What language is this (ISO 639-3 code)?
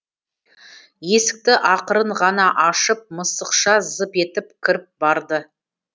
kaz